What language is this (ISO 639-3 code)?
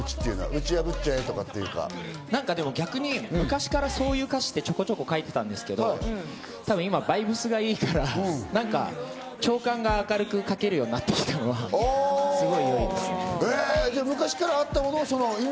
jpn